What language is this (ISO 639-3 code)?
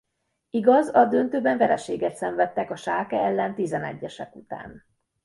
hun